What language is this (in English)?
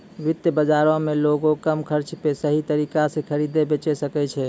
Maithili